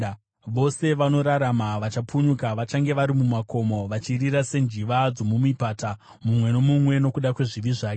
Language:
Shona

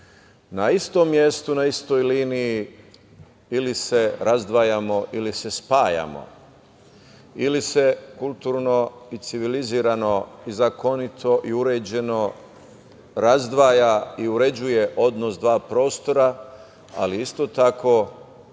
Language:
Serbian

